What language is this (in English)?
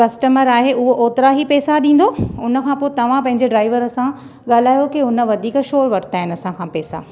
Sindhi